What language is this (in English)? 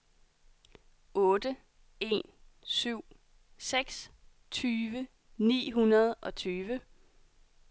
Danish